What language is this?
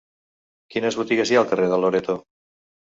Catalan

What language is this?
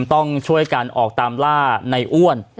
Thai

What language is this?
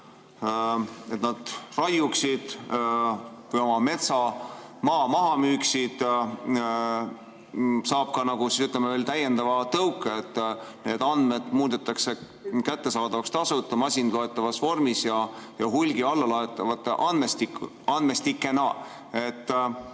Estonian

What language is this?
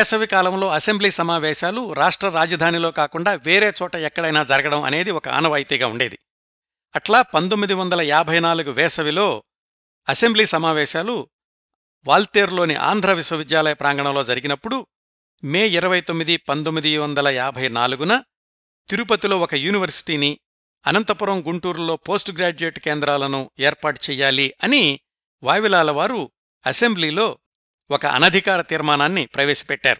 Telugu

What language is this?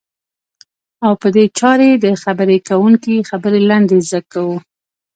Pashto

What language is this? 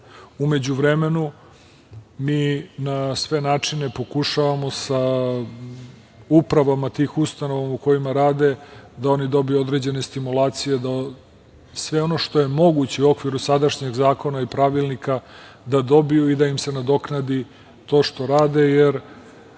Serbian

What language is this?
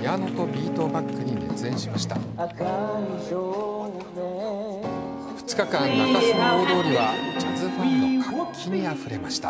Japanese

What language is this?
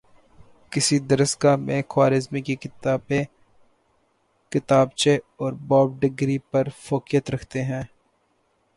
Urdu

